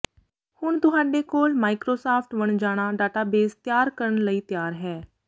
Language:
Punjabi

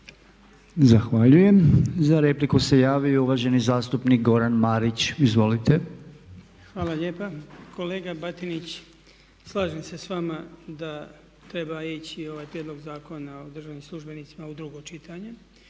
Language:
Croatian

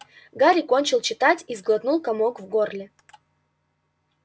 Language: Russian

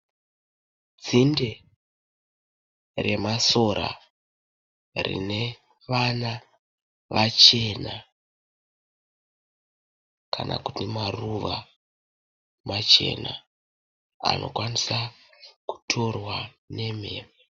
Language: Shona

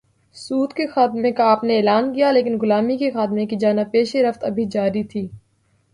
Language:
Urdu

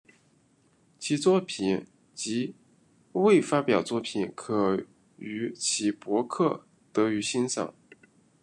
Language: Chinese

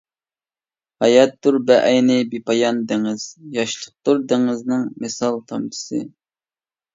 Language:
Uyghur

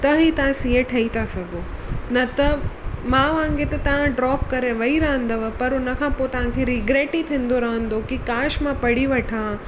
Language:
Sindhi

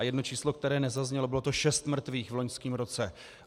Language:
Czech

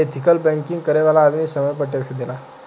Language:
Bhojpuri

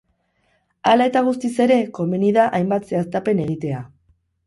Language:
Basque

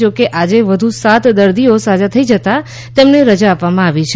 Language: Gujarati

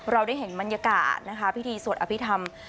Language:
Thai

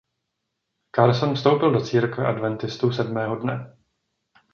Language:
Czech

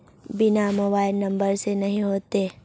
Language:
Magahi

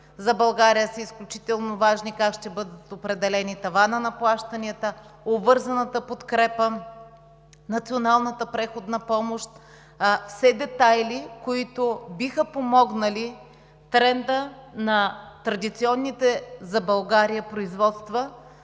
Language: Bulgarian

